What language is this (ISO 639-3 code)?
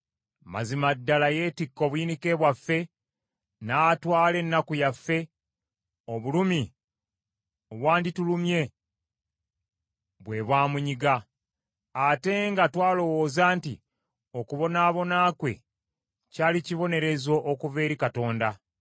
lug